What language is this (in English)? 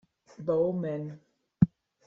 German